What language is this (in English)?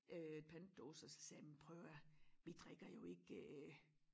Danish